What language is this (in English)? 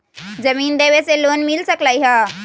Magahi